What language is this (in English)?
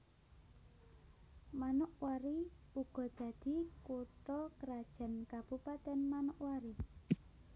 Javanese